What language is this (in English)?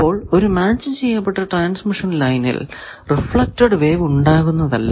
Malayalam